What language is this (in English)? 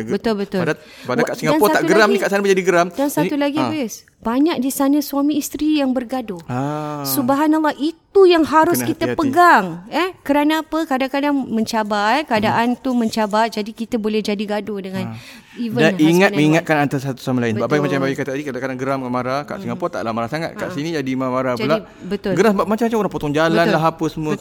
Malay